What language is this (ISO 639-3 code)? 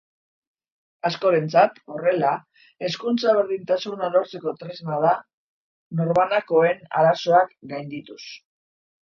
eus